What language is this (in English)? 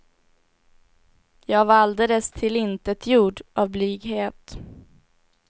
Swedish